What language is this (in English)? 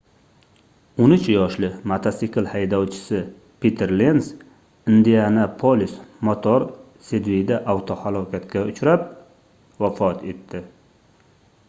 Uzbek